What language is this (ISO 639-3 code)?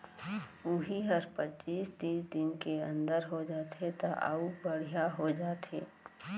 hne